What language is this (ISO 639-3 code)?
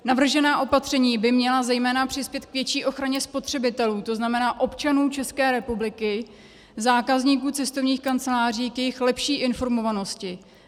ces